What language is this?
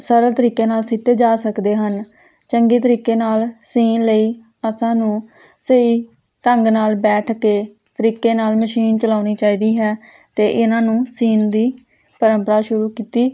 Punjabi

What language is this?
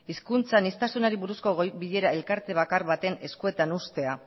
Basque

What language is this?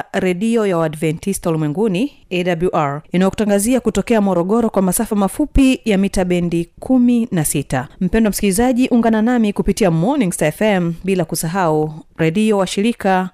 Swahili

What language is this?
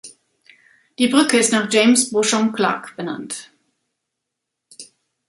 German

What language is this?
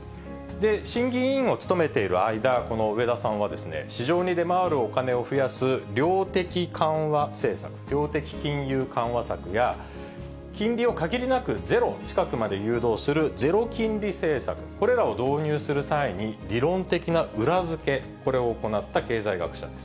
Japanese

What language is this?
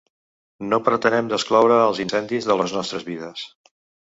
Catalan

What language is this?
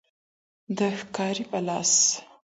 Pashto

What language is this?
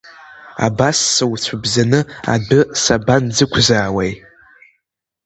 Abkhazian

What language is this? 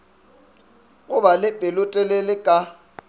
Northern Sotho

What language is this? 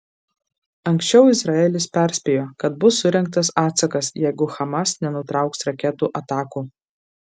Lithuanian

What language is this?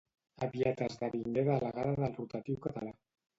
Catalan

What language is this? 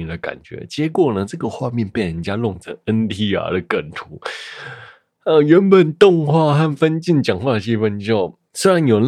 Chinese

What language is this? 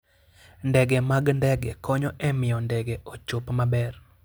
Luo (Kenya and Tanzania)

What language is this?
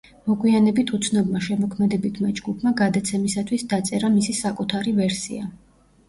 Georgian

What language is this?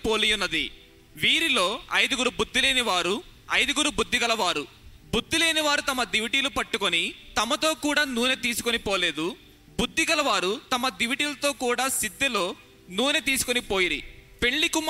Telugu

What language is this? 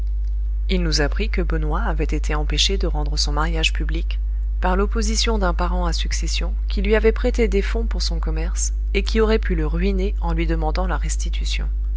French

